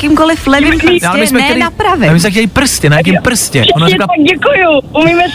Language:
Czech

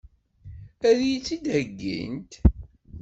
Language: Kabyle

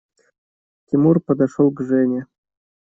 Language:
Russian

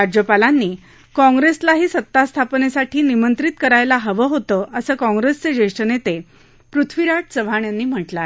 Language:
Marathi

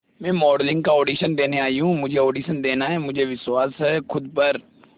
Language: Hindi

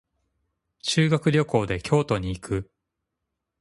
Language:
Japanese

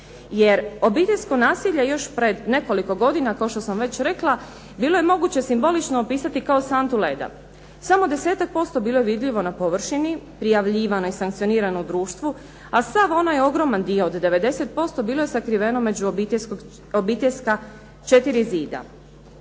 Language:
Croatian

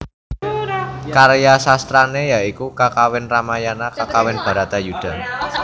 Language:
Javanese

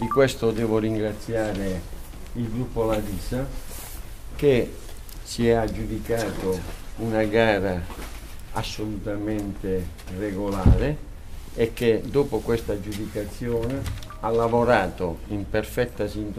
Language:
Italian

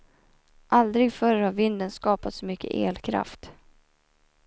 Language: Swedish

